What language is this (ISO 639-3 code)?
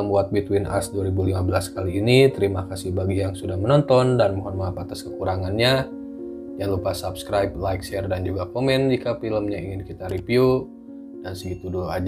ind